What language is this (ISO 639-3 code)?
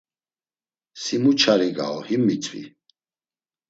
lzz